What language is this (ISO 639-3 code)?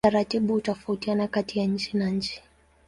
swa